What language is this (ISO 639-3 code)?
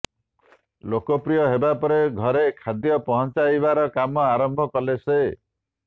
ori